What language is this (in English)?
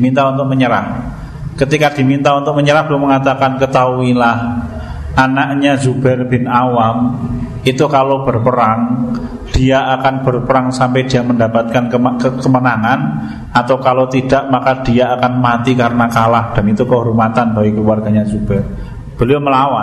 Indonesian